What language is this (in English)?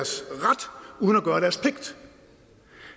Danish